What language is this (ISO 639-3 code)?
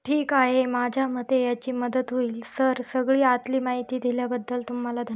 mar